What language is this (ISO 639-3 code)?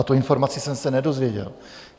ces